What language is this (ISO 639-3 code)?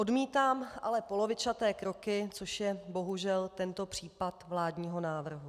ces